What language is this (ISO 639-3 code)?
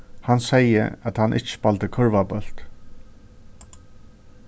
fao